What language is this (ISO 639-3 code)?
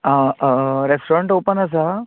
kok